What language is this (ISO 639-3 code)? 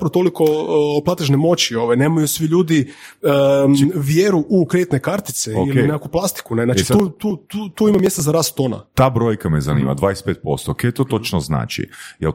hrv